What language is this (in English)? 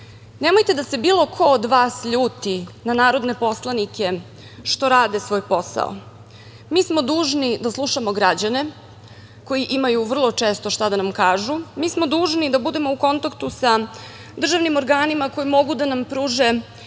Serbian